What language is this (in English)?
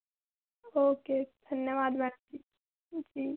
Hindi